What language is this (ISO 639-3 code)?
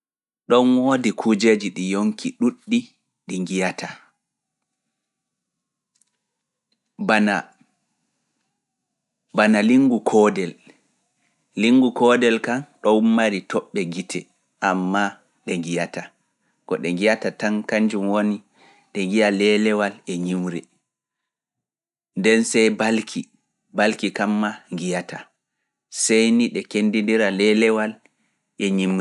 ful